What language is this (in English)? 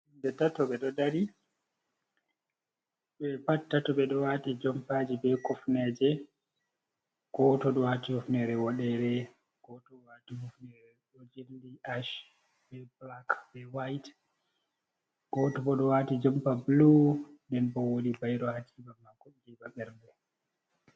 Fula